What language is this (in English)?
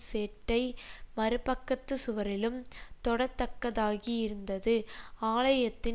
Tamil